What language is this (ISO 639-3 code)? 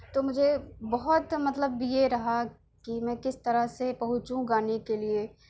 urd